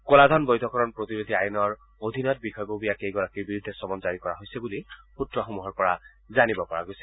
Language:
Assamese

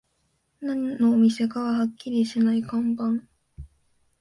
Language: Japanese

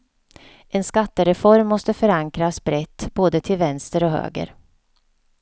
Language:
Swedish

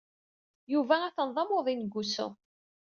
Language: Kabyle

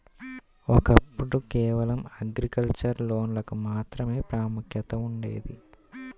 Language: Telugu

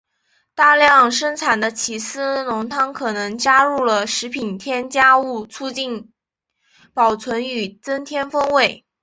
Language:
Chinese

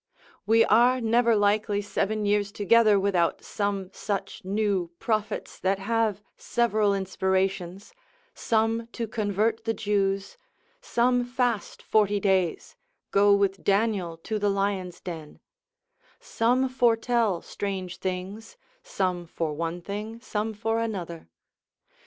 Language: English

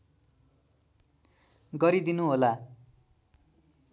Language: Nepali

